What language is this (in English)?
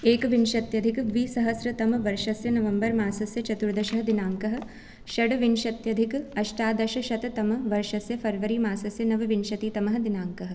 Sanskrit